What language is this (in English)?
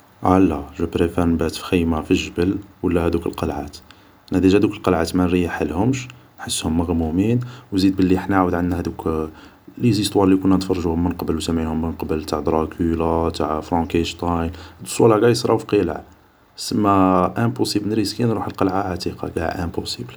Algerian Arabic